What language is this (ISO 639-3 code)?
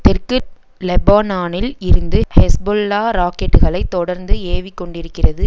tam